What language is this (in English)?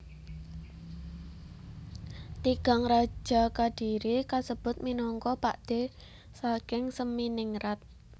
Javanese